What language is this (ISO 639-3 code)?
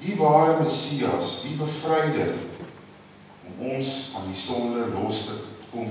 ell